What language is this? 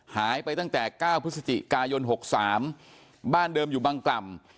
Thai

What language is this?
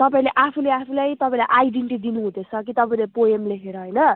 Nepali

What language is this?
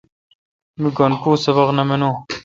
Kalkoti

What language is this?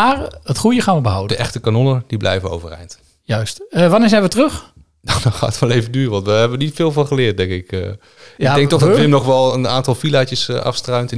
Dutch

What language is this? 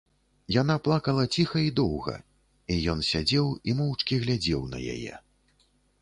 Belarusian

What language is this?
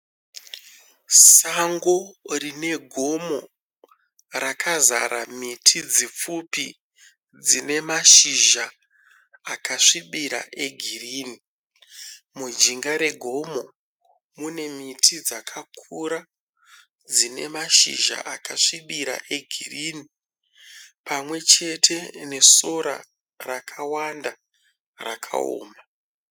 Shona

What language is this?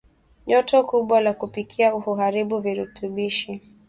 Swahili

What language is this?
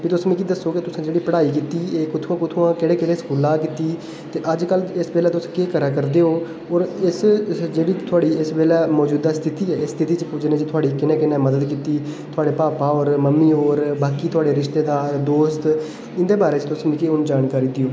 Dogri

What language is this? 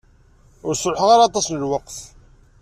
Kabyle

